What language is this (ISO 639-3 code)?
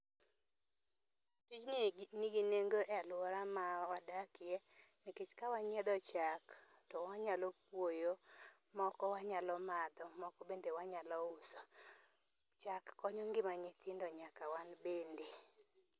luo